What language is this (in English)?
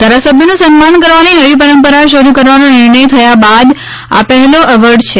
Gujarati